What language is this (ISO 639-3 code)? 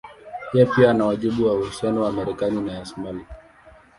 swa